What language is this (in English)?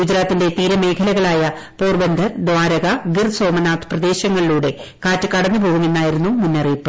Malayalam